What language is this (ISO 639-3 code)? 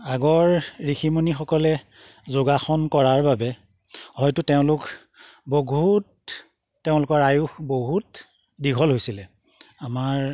asm